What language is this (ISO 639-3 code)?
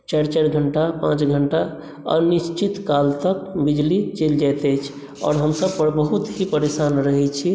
mai